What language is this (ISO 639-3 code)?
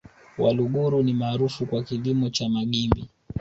swa